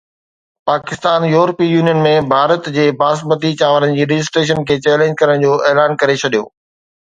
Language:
Sindhi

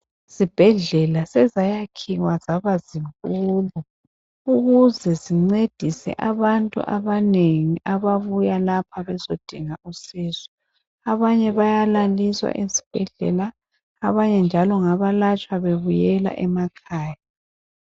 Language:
North Ndebele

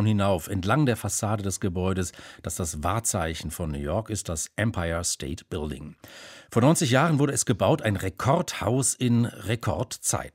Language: German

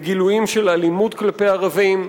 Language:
Hebrew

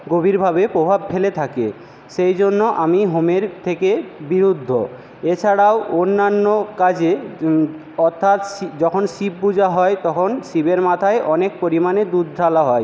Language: Bangla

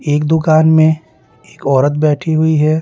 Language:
Hindi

